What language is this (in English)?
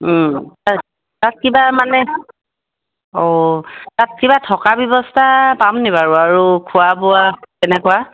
Assamese